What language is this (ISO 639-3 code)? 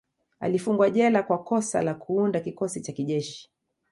swa